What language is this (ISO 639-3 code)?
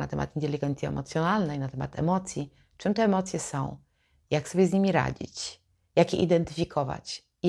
pol